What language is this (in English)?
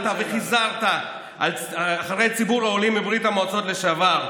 Hebrew